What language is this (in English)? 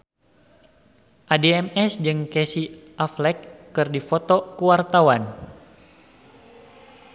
Sundanese